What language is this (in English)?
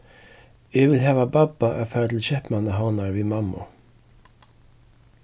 Faroese